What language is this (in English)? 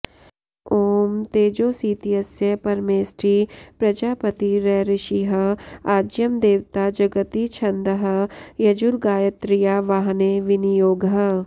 Sanskrit